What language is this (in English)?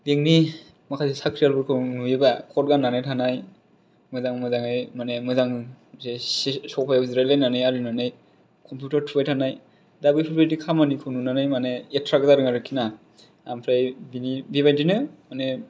Bodo